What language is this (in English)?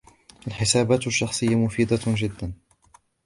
Arabic